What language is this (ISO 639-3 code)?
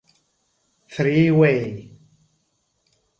ita